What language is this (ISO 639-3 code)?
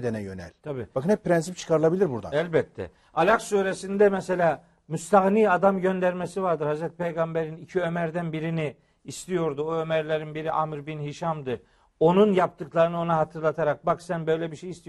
tur